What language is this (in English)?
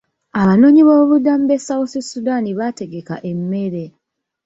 Ganda